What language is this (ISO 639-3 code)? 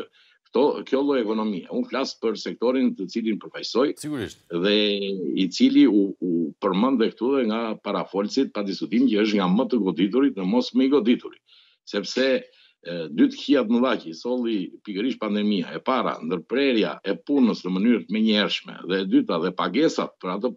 ron